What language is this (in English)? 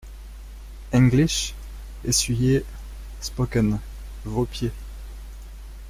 French